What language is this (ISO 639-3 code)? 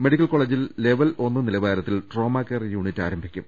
mal